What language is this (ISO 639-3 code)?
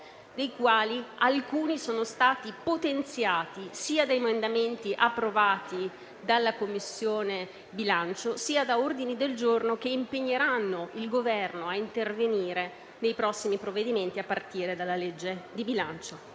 ita